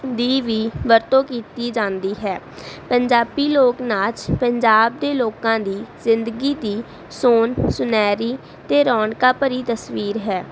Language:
Punjabi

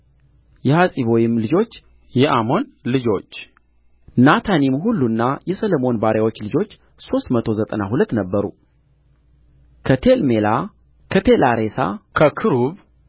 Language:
Amharic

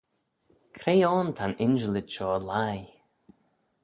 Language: Manx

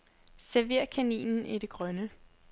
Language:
Danish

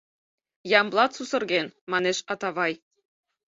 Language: Mari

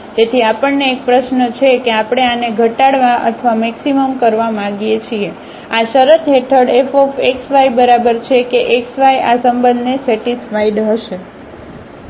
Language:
Gujarati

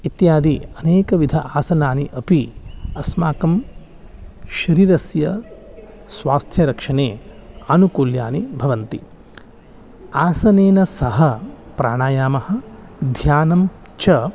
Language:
Sanskrit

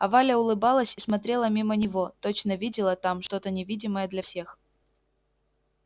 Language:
Russian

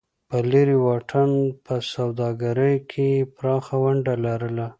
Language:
Pashto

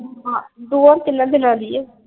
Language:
Punjabi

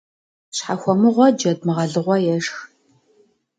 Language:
Kabardian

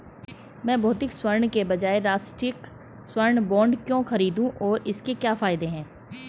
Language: Hindi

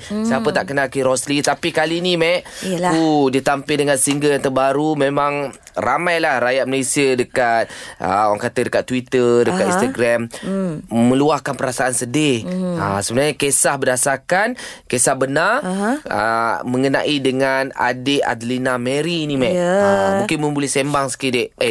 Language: Malay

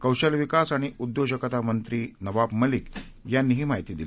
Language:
Marathi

